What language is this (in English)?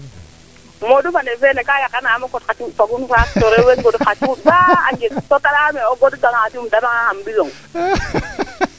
Serer